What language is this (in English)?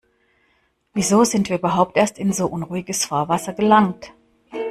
German